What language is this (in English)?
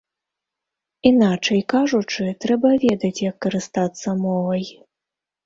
Belarusian